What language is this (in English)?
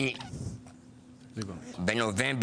Hebrew